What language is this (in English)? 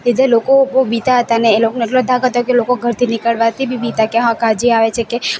Gujarati